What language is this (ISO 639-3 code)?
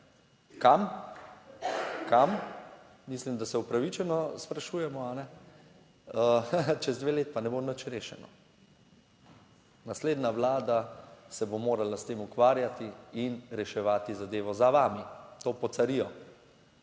slv